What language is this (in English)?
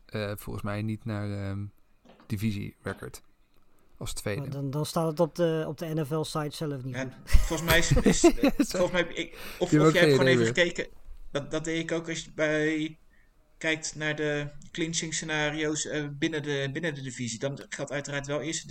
Dutch